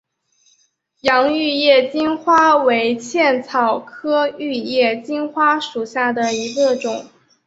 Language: Chinese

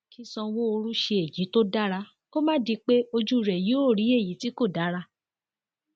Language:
Yoruba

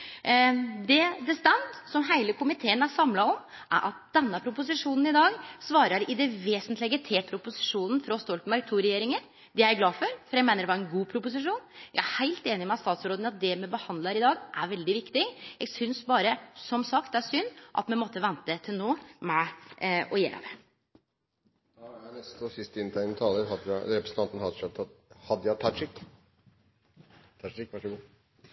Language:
Norwegian Nynorsk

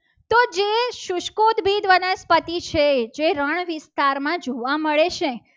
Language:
Gujarati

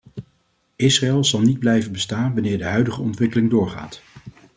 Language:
Dutch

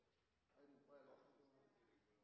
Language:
Norwegian Nynorsk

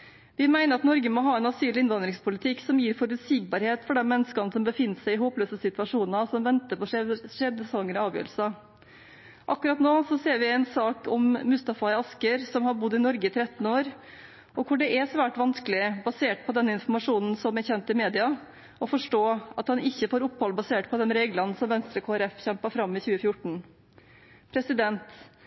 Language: Norwegian Bokmål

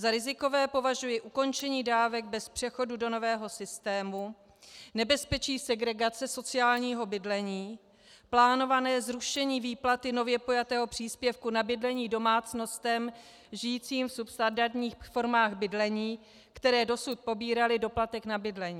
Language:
Czech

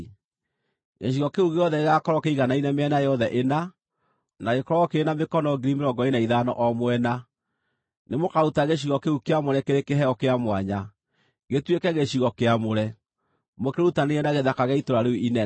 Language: Kikuyu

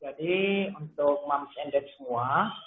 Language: Indonesian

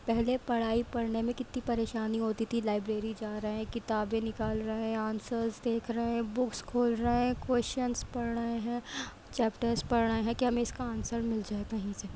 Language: Urdu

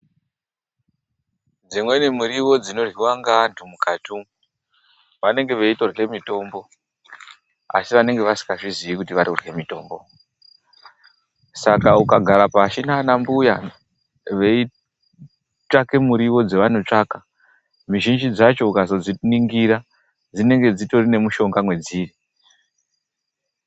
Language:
Ndau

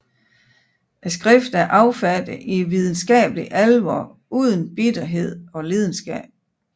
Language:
Danish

